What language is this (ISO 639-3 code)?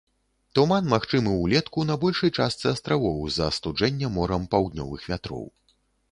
bel